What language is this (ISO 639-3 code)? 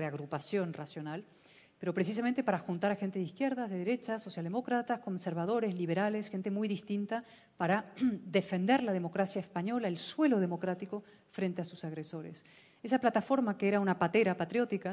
spa